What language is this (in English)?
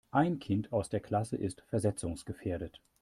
German